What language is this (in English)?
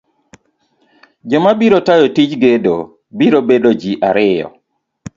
Luo (Kenya and Tanzania)